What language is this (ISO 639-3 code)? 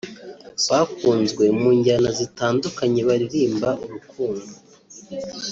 kin